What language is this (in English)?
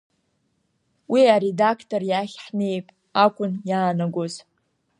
Abkhazian